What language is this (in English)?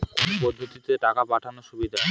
Bangla